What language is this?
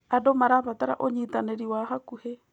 Kikuyu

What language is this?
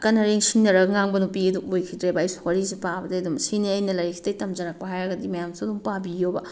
Manipuri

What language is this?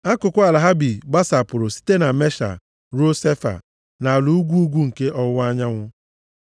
Igbo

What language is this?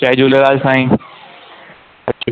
Sindhi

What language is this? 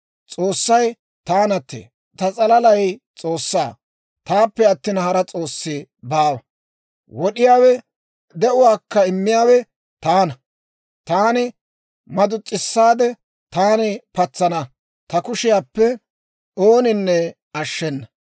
Dawro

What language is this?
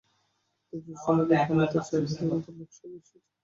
Bangla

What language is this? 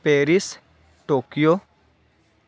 Sanskrit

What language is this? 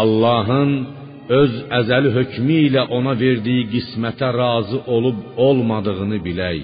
Persian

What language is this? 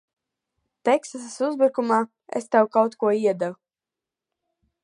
Latvian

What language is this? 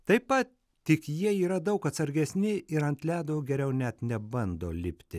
Lithuanian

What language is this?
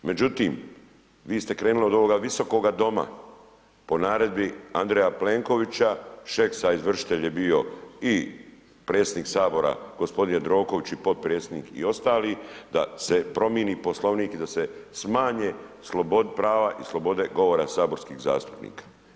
Croatian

